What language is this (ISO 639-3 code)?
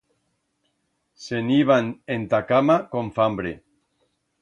arg